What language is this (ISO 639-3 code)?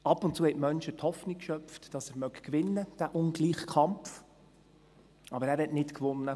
gsw